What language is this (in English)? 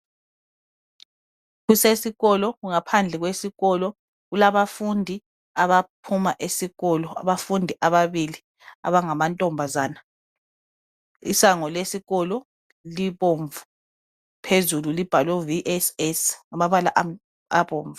North Ndebele